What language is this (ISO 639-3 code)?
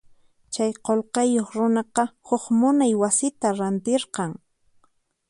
qxp